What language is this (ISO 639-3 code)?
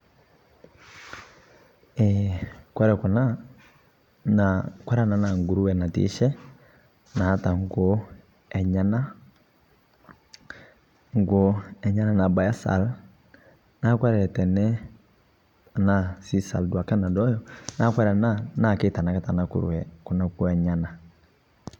mas